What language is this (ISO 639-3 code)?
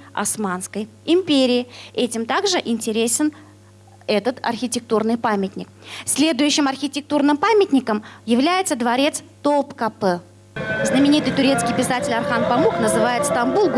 rus